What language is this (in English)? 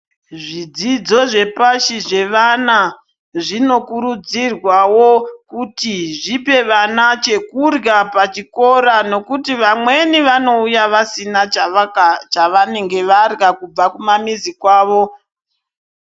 Ndau